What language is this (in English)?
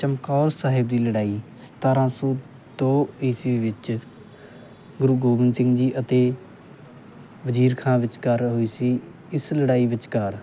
Punjabi